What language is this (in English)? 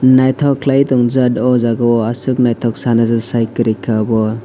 Kok Borok